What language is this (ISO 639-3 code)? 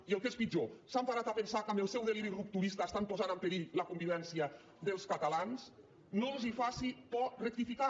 cat